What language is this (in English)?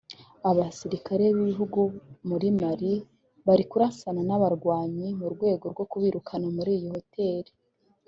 Kinyarwanda